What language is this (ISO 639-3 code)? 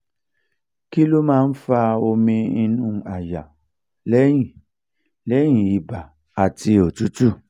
yor